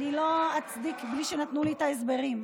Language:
Hebrew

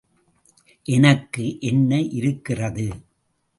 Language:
Tamil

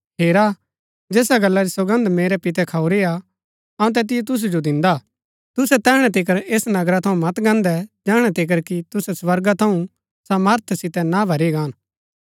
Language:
Gaddi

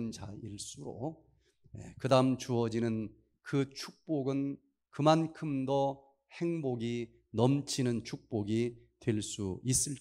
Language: Korean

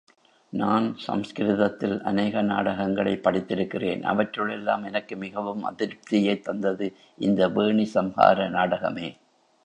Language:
Tamil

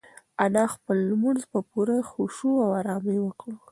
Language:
Pashto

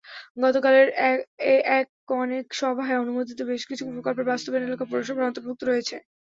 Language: Bangla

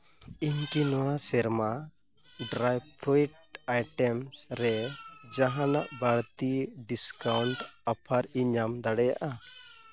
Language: Santali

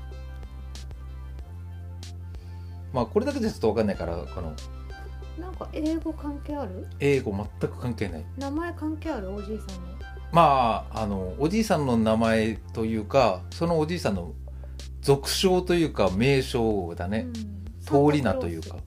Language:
Japanese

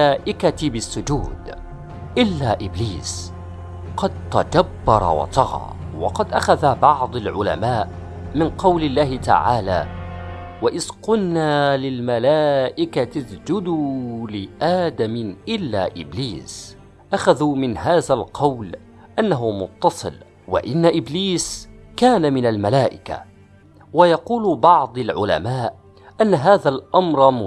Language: Arabic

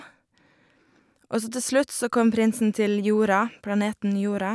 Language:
Norwegian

